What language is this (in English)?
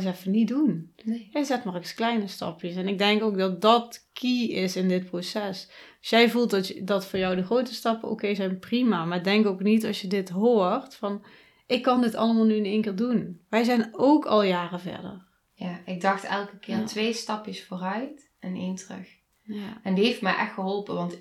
Dutch